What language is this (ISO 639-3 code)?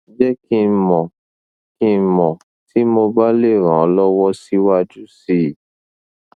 yor